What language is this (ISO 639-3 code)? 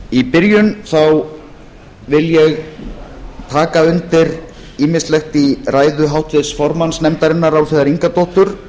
isl